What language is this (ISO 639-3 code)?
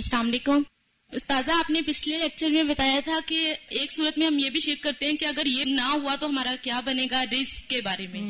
urd